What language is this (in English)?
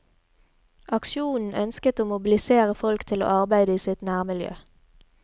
Norwegian